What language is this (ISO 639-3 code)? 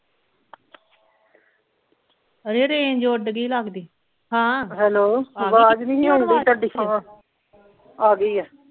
pan